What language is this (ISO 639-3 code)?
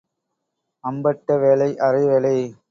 tam